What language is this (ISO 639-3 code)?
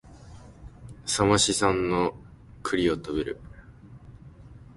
jpn